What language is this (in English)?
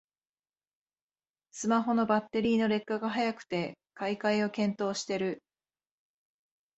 Japanese